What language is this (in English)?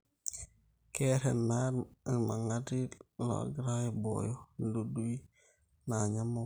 Masai